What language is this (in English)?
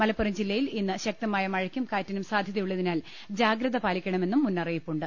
Malayalam